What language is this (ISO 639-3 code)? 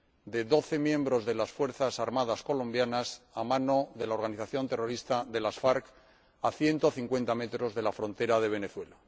spa